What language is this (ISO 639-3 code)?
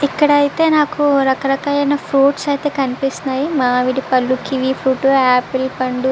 tel